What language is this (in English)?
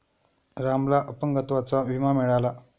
Marathi